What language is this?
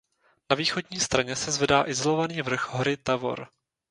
Czech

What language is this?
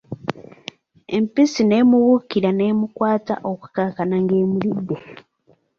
Ganda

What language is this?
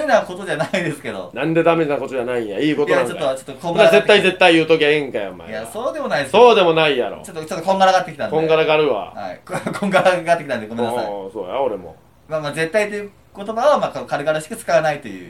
Japanese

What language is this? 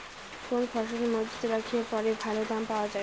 Bangla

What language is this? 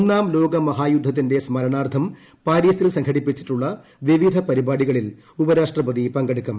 Malayalam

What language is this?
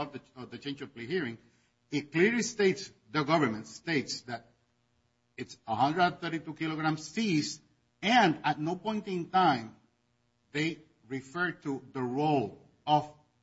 English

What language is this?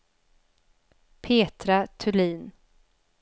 Swedish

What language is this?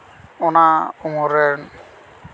Santali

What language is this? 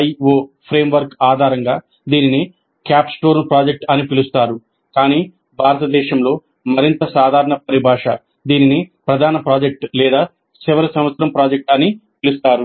Telugu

